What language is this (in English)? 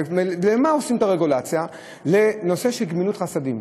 Hebrew